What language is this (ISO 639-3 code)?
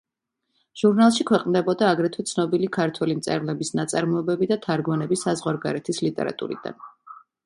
kat